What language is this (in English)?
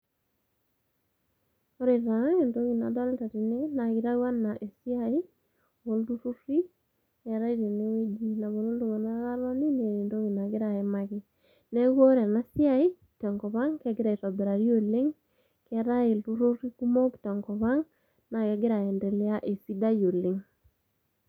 Masai